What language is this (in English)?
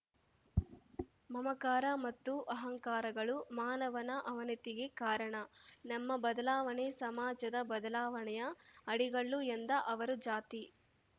Kannada